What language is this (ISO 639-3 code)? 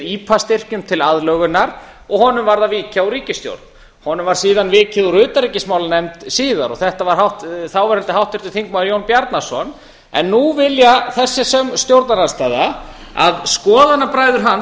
isl